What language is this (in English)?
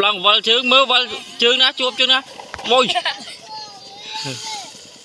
Vietnamese